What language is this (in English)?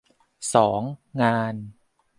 Thai